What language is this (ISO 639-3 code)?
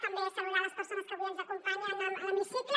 cat